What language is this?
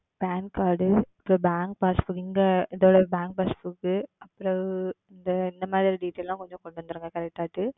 Tamil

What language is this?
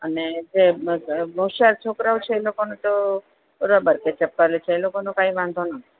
Gujarati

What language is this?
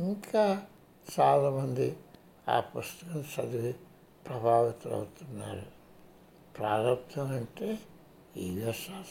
Hindi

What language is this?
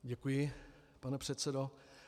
Czech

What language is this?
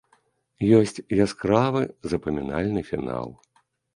Belarusian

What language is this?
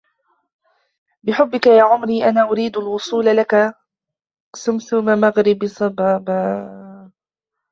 Arabic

